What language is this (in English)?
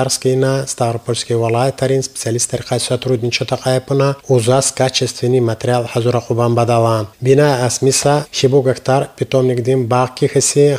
Arabic